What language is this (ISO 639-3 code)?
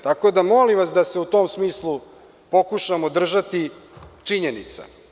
srp